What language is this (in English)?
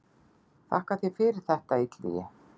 Icelandic